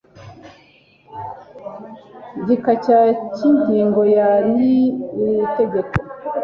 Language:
Kinyarwanda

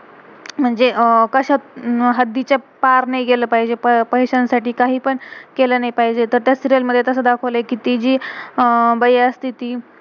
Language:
Marathi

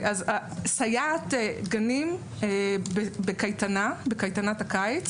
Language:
Hebrew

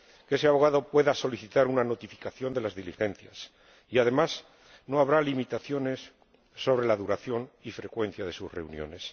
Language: Spanish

